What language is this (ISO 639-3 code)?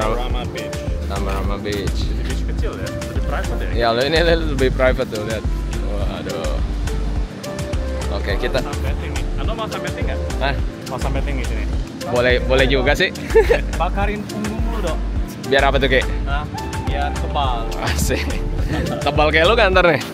ind